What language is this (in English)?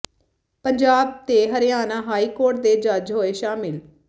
Punjabi